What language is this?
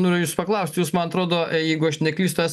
Lithuanian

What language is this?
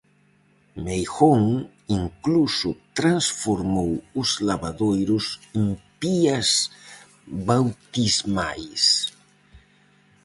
Galician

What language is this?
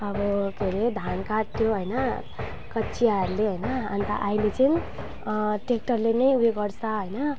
Nepali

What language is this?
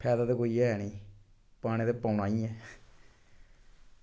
Dogri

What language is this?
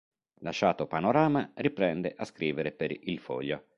Italian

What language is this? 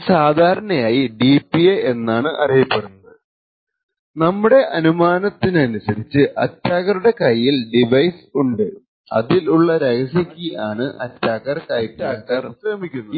Malayalam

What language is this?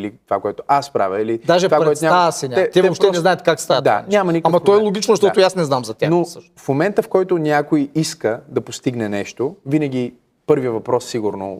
Bulgarian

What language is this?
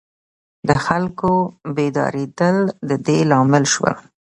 Pashto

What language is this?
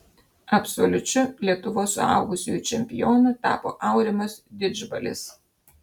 Lithuanian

